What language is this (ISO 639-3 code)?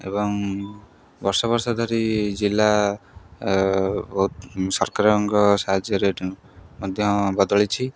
ori